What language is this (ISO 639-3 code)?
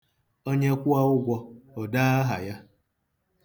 ibo